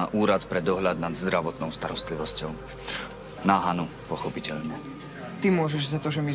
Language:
Slovak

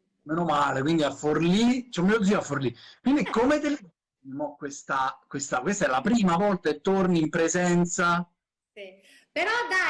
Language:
Italian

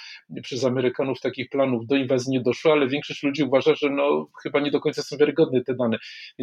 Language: Polish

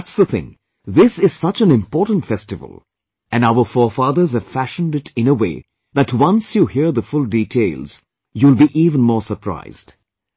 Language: English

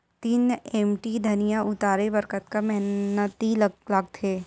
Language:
Chhattisgarhi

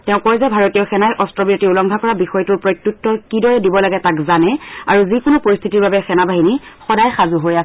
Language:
Assamese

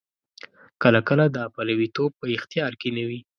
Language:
Pashto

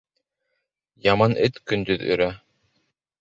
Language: Bashkir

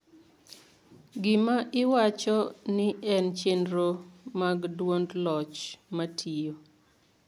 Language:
Luo (Kenya and Tanzania)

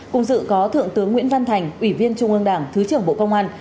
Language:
Vietnamese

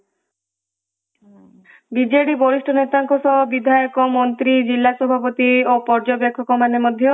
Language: Odia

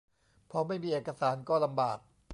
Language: Thai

